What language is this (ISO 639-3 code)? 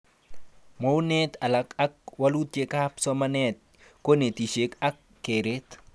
kln